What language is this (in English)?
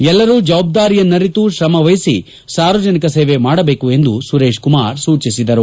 Kannada